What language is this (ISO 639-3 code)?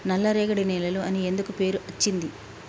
tel